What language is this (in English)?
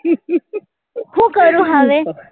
Gujarati